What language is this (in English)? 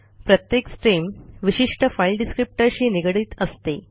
Marathi